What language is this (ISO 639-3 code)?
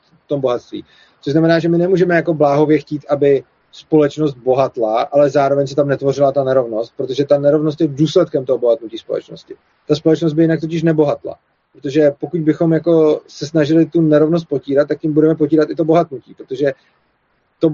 ces